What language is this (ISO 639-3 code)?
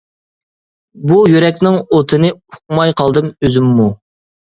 uig